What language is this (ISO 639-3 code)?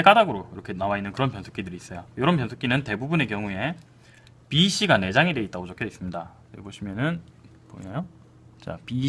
kor